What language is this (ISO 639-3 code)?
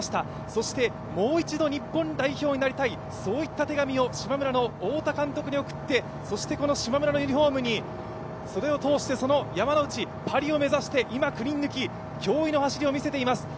jpn